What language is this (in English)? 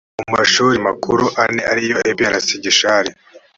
Kinyarwanda